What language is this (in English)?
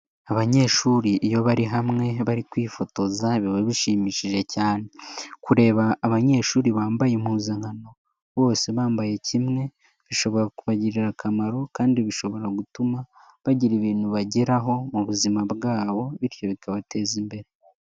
Kinyarwanda